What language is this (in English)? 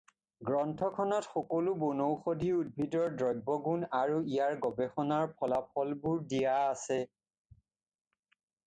Assamese